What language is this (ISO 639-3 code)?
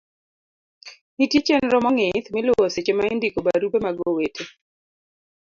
luo